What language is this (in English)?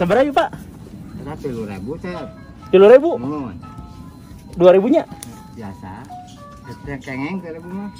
Indonesian